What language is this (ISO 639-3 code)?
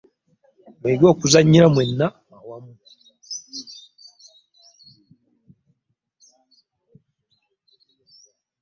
lug